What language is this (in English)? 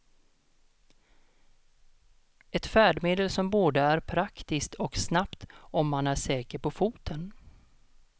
Swedish